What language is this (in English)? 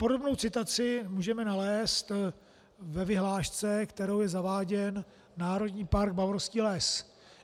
Czech